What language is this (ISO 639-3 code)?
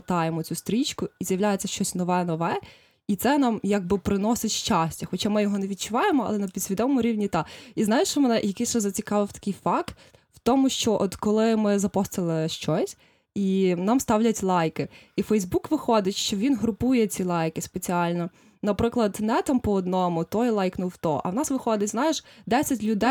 ukr